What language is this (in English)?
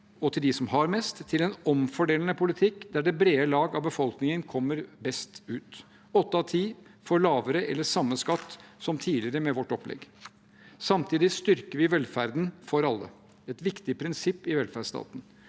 Norwegian